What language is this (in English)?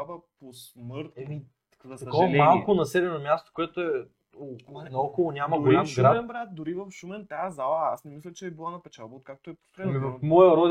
Bulgarian